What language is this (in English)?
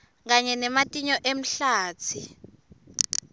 Swati